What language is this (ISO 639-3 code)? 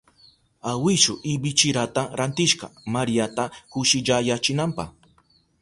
qup